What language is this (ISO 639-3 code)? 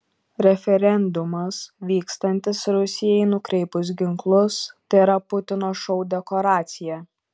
lit